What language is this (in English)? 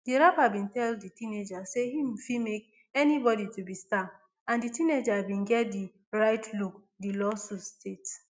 Nigerian Pidgin